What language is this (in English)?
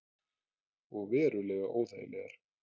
Icelandic